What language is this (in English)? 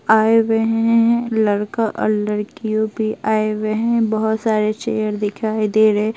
Hindi